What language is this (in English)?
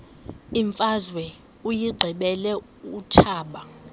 Xhosa